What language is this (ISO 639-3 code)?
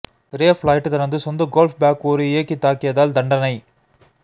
tam